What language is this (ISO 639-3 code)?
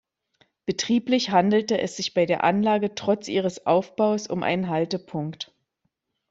deu